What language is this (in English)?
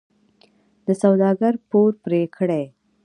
Pashto